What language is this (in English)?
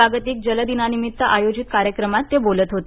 Marathi